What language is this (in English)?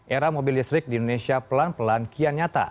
Indonesian